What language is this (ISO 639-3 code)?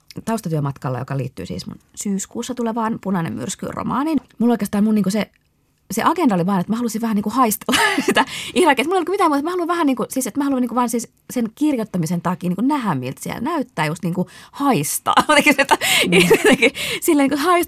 fin